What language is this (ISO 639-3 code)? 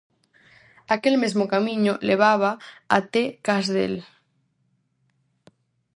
glg